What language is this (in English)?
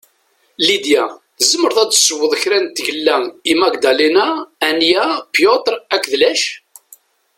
Kabyle